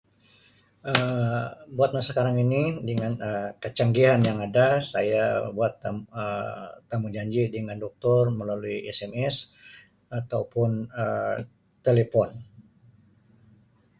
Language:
Sabah Malay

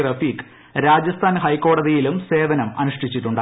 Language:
Malayalam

